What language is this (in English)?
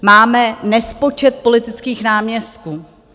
Czech